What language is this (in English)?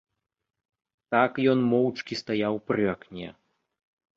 Belarusian